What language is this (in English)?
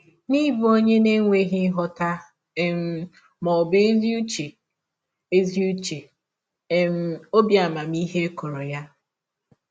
Igbo